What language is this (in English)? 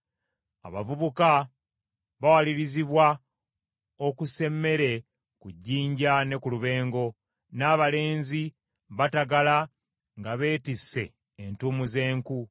Ganda